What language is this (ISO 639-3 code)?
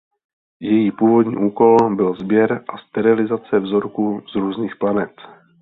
ces